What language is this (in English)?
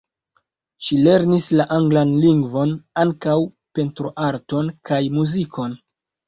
Esperanto